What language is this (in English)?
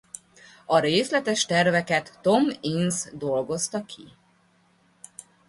Hungarian